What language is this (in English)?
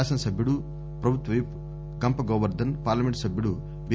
Telugu